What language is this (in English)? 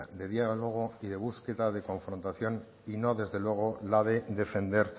Spanish